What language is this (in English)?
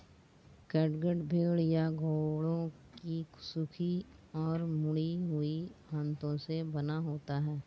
Hindi